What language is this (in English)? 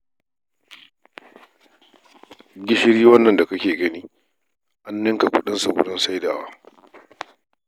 Hausa